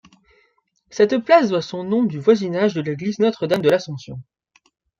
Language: French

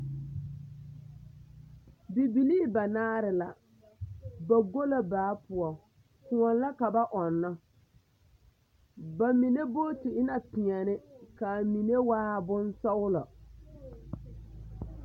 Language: Southern Dagaare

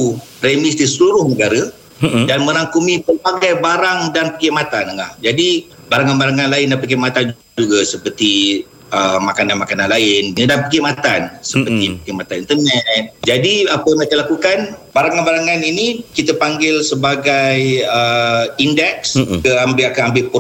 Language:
Malay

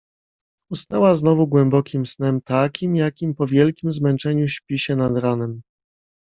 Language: Polish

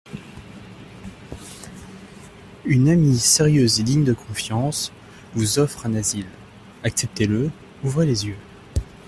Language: French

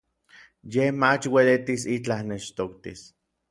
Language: Orizaba Nahuatl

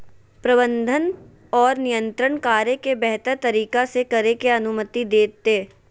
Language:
Magahi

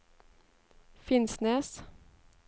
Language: Norwegian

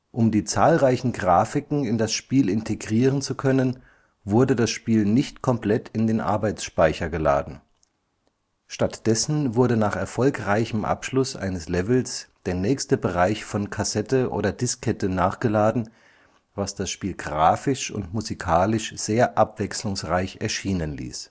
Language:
German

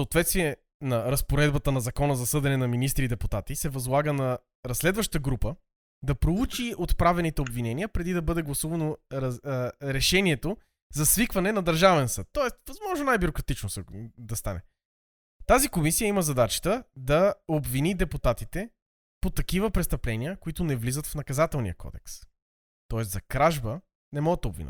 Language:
Bulgarian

